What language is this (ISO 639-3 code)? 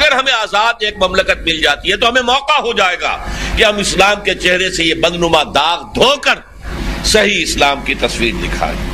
urd